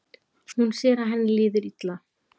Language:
Icelandic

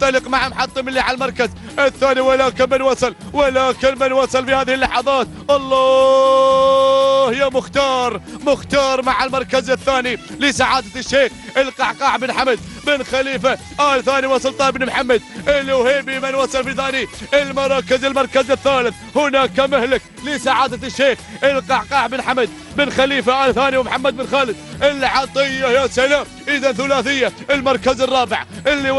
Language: Arabic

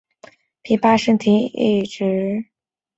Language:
Chinese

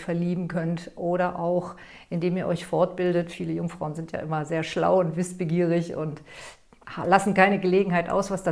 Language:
German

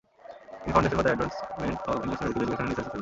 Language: Bangla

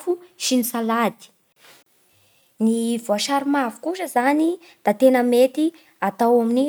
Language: Bara Malagasy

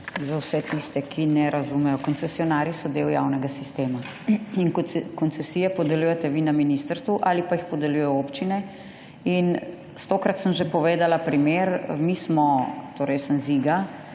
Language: Slovenian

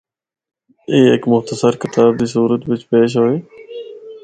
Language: Northern Hindko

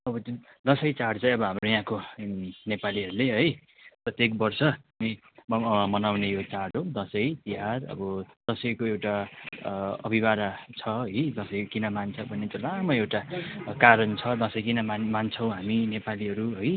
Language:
Nepali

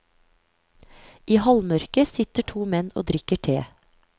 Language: Norwegian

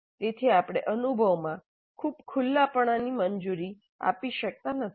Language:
Gujarati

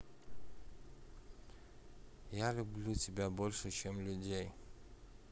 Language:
Russian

